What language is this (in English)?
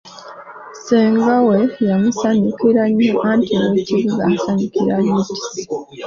Ganda